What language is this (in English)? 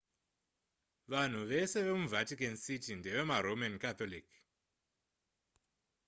Shona